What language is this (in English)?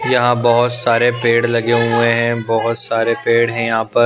Hindi